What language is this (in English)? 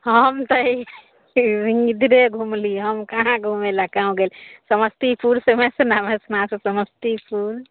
Maithili